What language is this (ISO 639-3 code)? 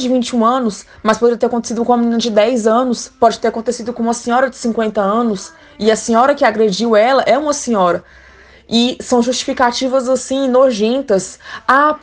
por